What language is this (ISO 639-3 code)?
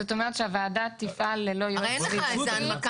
heb